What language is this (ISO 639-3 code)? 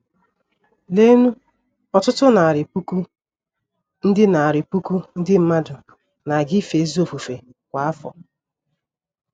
ibo